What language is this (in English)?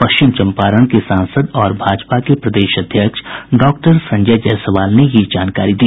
Hindi